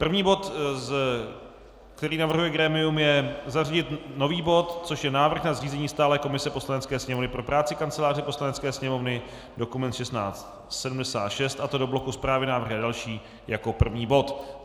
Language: Czech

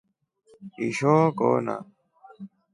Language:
Rombo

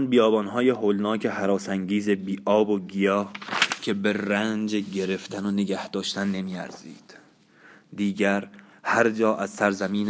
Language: Persian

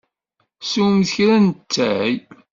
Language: Kabyle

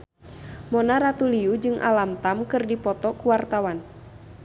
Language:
Sundanese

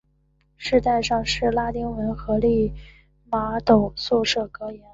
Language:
Chinese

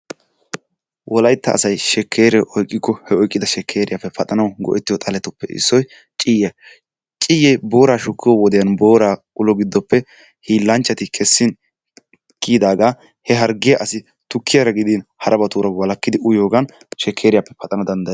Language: Wolaytta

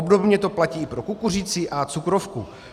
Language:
Czech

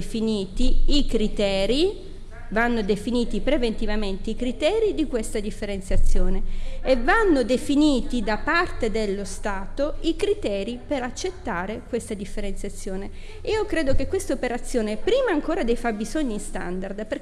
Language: Italian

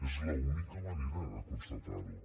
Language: Catalan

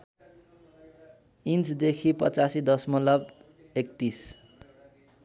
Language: Nepali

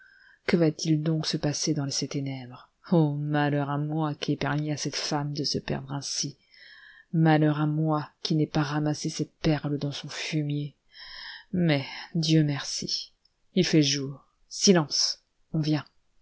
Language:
French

